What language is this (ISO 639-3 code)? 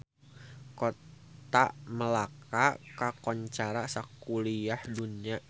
sun